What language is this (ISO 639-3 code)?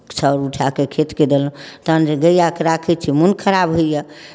mai